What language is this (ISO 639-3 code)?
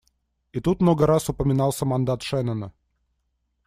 rus